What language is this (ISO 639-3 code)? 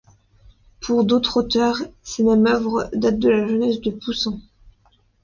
fra